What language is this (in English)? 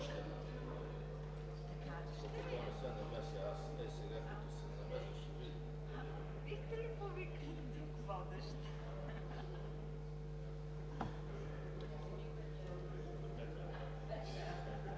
Bulgarian